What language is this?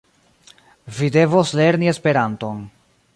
Esperanto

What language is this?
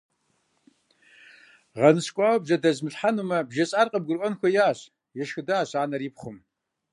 Kabardian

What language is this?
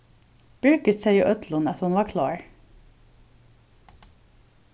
Faroese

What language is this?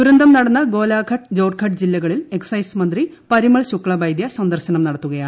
Malayalam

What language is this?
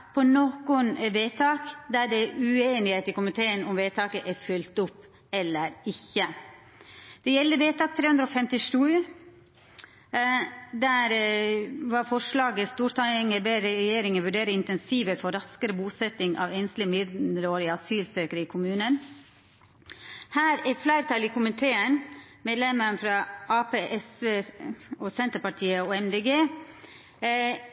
Norwegian Nynorsk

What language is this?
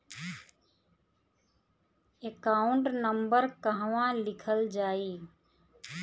Bhojpuri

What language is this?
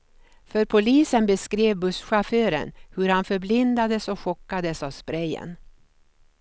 Swedish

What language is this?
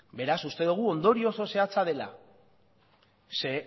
Basque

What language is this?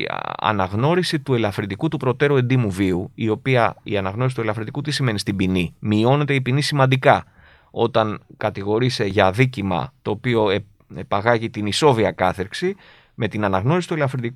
Greek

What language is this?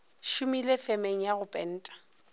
Northern Sotho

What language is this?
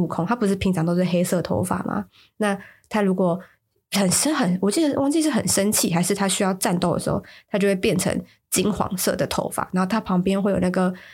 Chinese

